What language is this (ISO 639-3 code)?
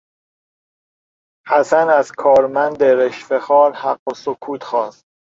fas